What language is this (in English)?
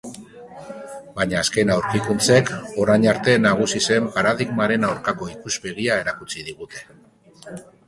Basque